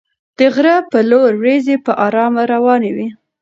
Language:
Pashto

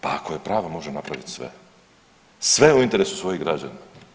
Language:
Croatian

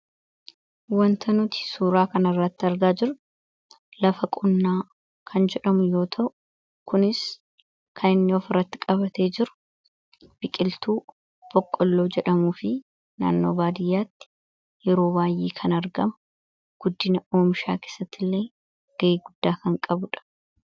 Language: Oromo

